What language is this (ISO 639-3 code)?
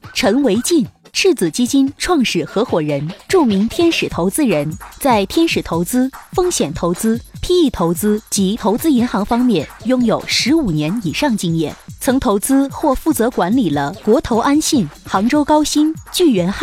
zho